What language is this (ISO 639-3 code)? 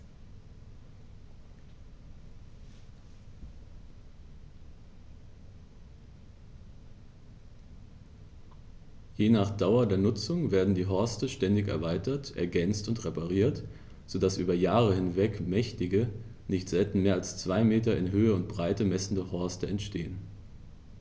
deu